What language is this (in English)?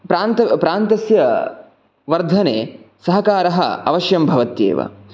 Sanskrit